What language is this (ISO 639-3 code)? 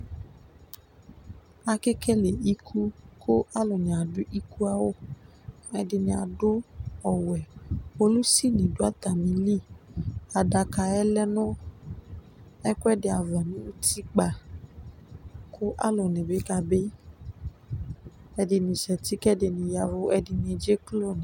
kpo